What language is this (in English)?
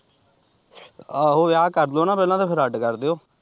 Punjabi